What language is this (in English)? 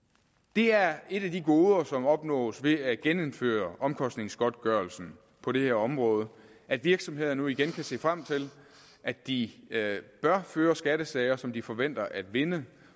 Danish